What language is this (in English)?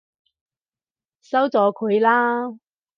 Cantonese